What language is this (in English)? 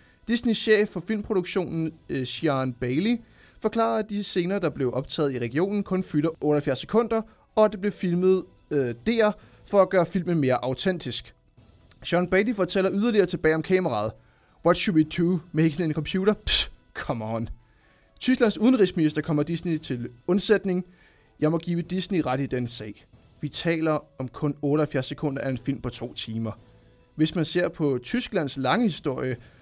Danish